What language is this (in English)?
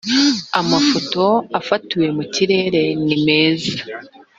Kinyarwanda